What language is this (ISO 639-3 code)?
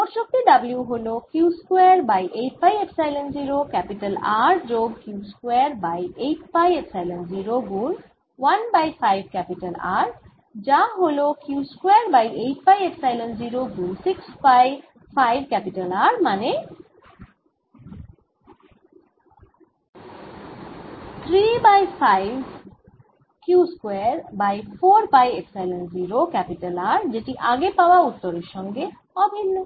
ben